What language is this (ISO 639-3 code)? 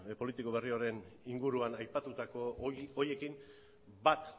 eus